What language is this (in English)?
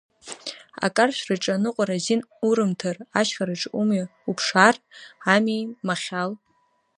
Abkhazian